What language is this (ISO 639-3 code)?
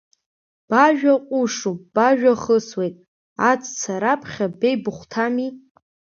abk